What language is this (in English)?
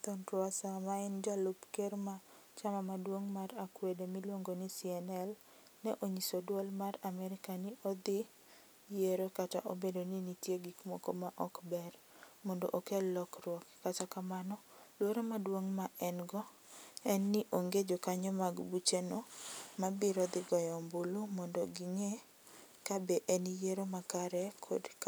Luo (Kenya and Tanzania)